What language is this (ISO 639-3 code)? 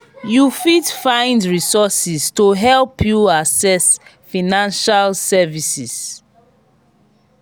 pcm